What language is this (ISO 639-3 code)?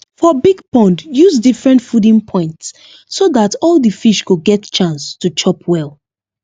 pcm